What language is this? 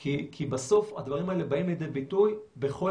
Hebrew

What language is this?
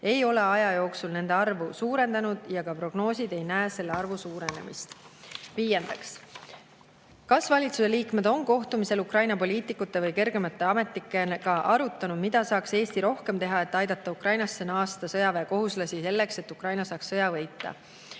Estonian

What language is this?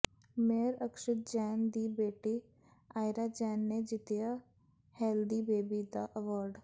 Punjabi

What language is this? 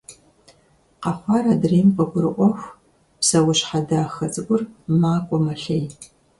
Kabardian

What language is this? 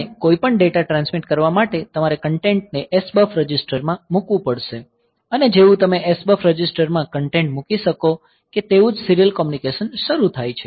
Gujarati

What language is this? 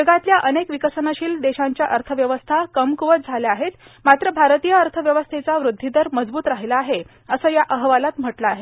Marathi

